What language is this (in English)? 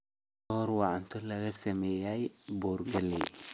Somali